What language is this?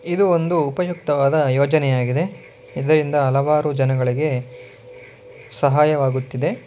Kannada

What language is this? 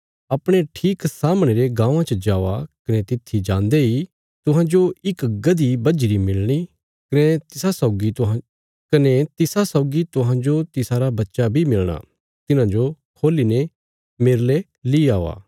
Bilaspuri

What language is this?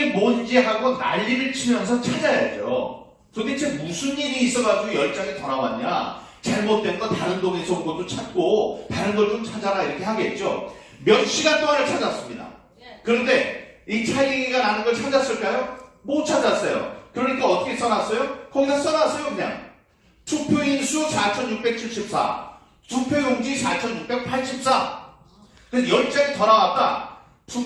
Korean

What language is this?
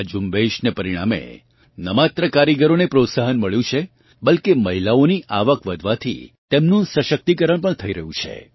Gujarati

